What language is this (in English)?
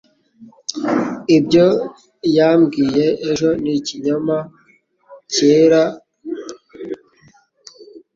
Kinyarwanda